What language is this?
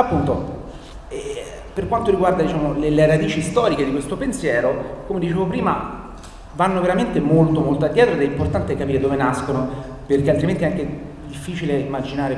Italian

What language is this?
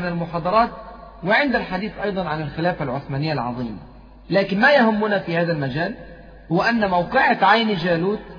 Arabic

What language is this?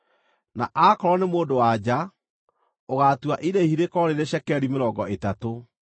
Kikuyu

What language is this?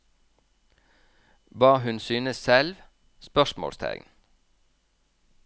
Norwegian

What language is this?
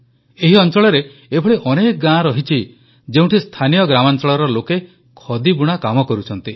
Odia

